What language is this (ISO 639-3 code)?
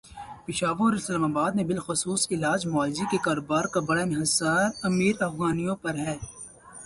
urd